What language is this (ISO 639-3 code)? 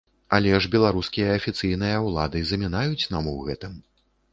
bel